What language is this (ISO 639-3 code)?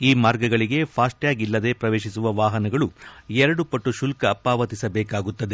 kan